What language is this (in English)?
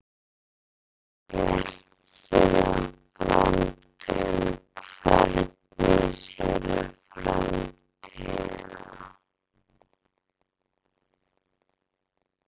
Icelandic